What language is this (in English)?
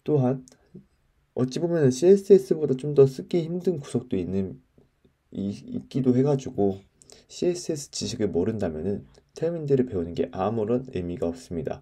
Korean